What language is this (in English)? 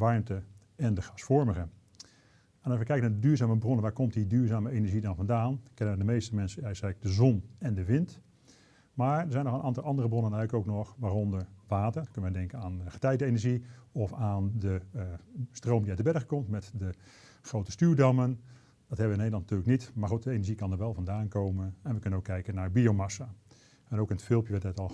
Dutch